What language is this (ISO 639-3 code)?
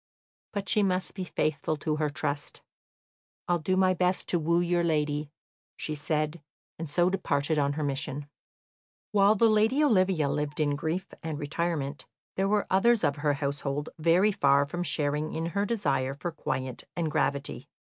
eng